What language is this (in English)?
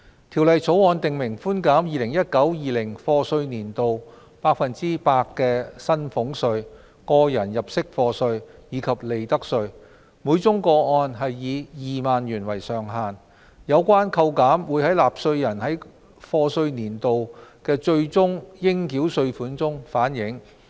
Cantonese